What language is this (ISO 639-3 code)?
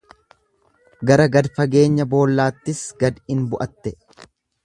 orm